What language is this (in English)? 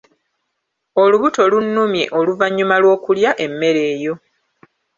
Ganda